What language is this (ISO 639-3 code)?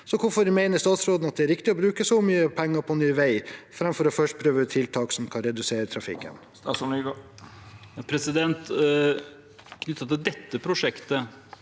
nor